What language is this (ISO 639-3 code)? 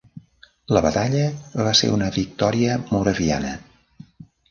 cat